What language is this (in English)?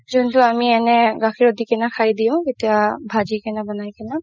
Assamese